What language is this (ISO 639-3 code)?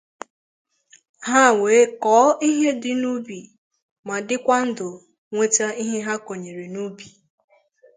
ibo